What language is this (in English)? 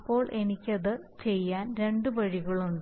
Malayalam